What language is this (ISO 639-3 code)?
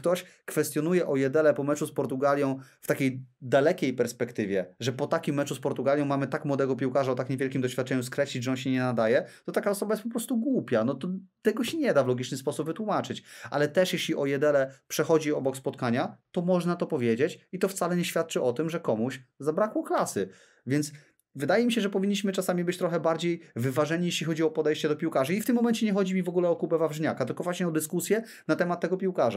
pol